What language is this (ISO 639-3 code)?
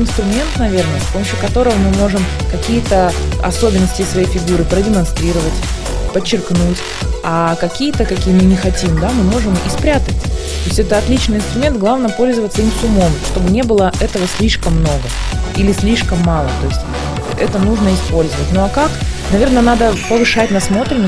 rus